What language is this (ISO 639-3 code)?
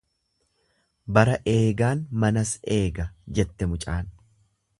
orm